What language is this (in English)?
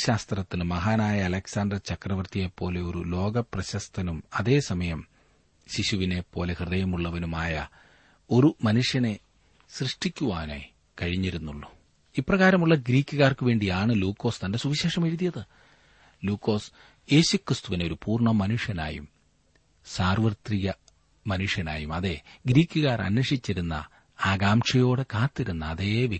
Malayalam